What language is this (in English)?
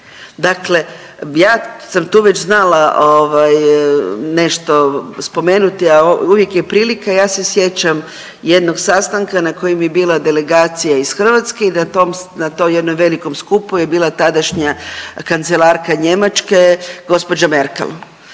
Croatian